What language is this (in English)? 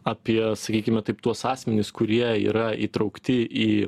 Lithuanian